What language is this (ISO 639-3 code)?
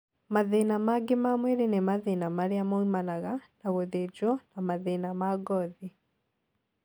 kik